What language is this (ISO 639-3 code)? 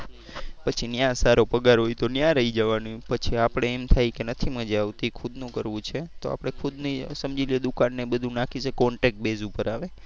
guj